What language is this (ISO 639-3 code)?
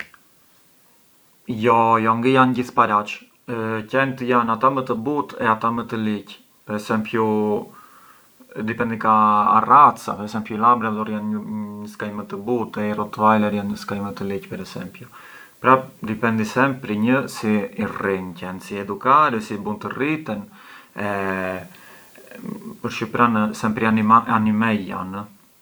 aae